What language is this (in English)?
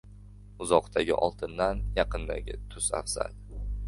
Uzbek